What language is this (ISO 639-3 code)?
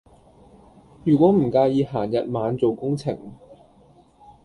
yue